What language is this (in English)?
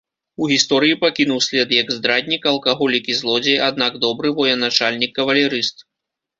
Belarusian